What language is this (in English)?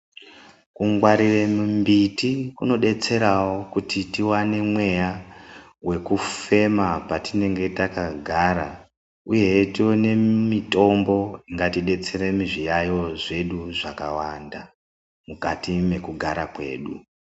Ndau